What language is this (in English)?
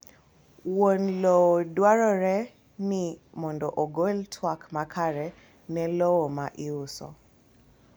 Luo (Kenya and Tanzania)